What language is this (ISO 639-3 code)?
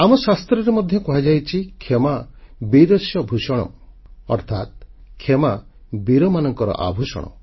ori